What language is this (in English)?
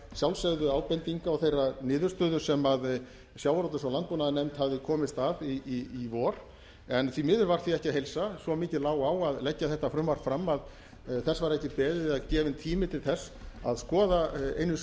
Icelandic